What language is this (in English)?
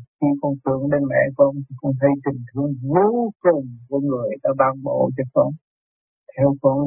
Vietnamese